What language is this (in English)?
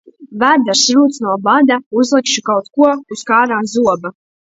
Latvian